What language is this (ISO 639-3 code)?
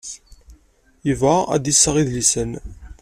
kab